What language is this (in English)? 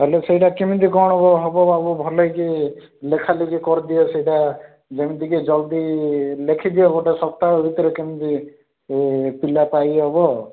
Odia